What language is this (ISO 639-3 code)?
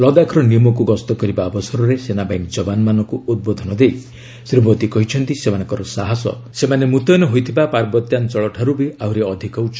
ori